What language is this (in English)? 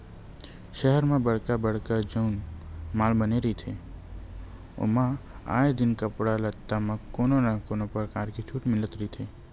Chhattisgarhi